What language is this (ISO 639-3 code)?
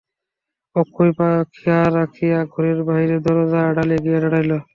ben